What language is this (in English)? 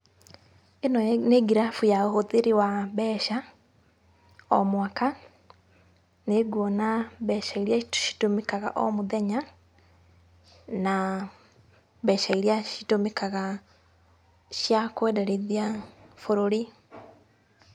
Kikuyu